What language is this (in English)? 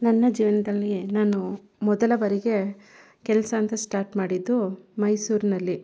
Kannada